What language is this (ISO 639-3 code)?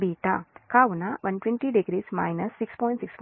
tel